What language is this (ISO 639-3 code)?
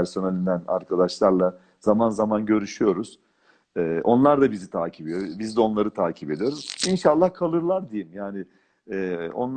tur